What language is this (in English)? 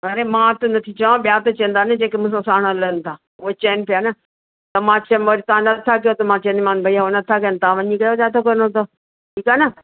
Sindhi